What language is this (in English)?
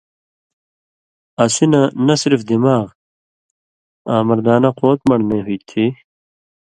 Indus Kohistani